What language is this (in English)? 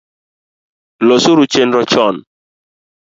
Luo (Kenya and Tanzania)